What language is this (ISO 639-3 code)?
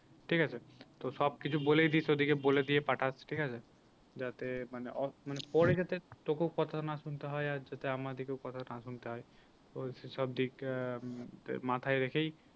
ben